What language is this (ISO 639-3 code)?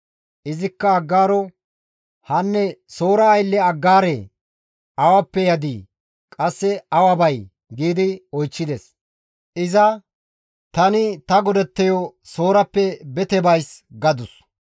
gmv